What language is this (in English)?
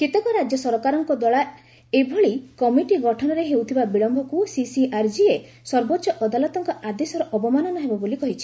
Odia